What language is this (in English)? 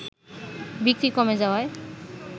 Bangla